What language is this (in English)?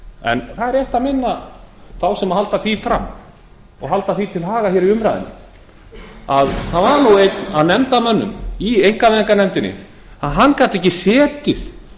Icelandic